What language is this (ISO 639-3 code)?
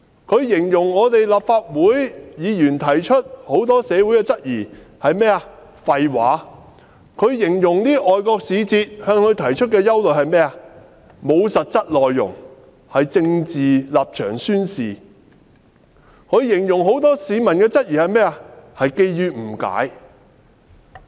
yue